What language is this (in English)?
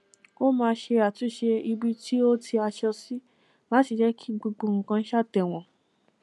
Yoruba